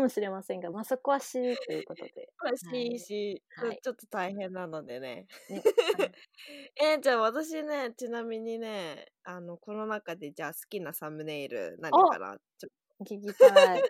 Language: Japanese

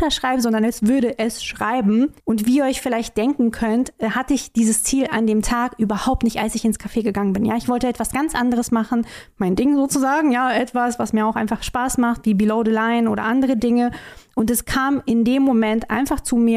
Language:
German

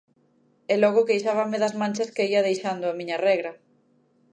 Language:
Galician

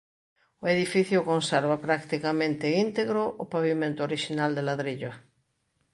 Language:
Galician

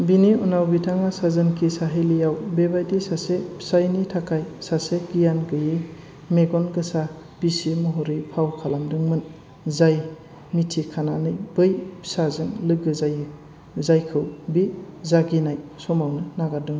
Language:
Bodo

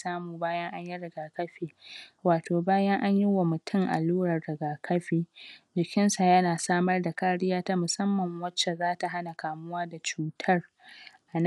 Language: Hausa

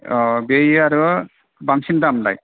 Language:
Bodo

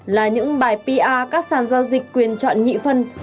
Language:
Vietnamese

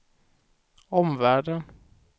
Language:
Swedish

